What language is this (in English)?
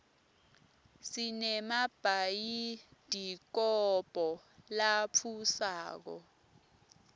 Swati